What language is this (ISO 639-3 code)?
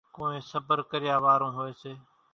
gjk